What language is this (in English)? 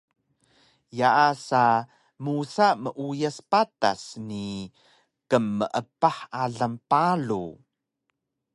Taroko